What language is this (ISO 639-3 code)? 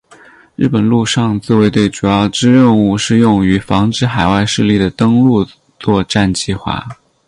zho